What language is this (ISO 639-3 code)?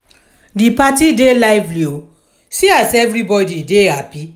pcm